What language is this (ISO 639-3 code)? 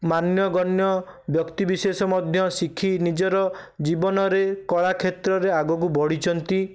ori